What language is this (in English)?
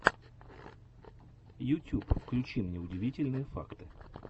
Russian